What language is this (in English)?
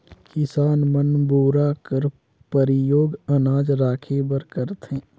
Chhattisgarhi